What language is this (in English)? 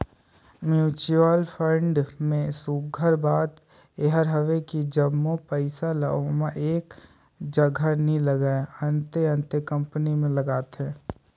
Chhattisgarhi